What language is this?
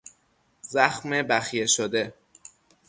Persian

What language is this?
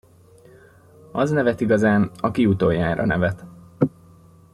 Hungarian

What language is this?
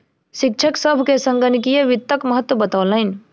Maithili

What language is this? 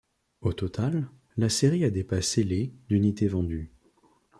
French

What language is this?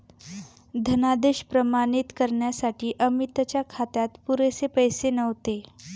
Marathi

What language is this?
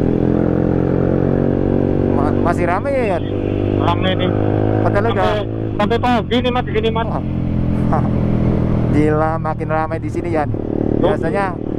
Indonesian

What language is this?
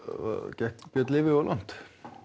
Icelandic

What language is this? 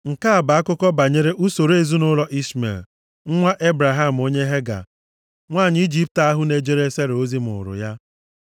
Igbo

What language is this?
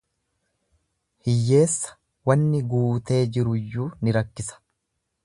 Oromo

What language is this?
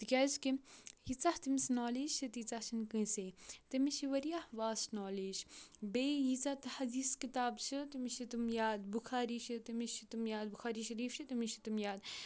Kashmiri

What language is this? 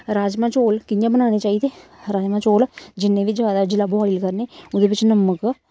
Dogri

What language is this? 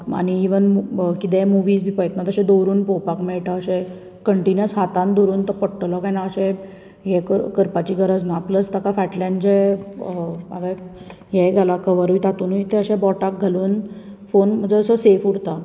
Konkani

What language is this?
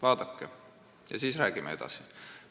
Estonian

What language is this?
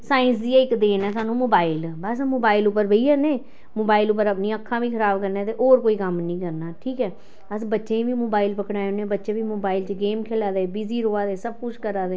Dogri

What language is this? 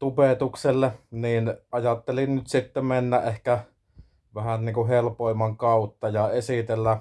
Finnish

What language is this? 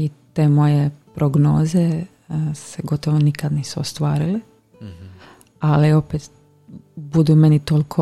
Croatian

